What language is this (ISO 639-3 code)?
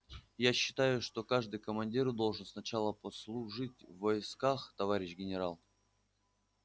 rus